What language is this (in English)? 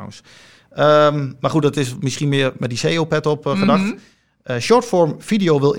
Dutch